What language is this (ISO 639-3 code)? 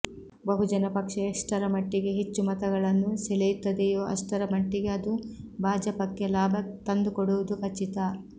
kan